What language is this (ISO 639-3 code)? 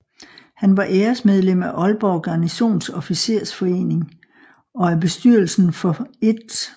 dan